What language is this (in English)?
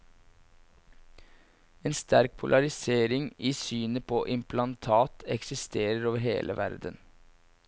Norwegian